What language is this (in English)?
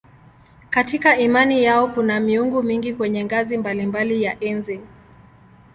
Swahili